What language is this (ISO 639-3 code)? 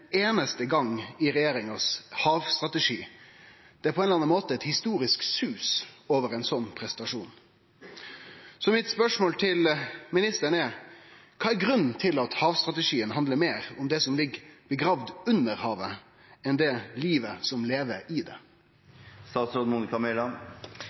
nno